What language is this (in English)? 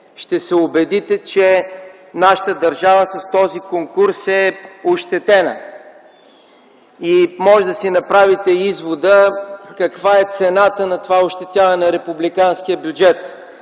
Bulgarian